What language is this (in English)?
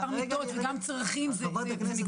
Hebrew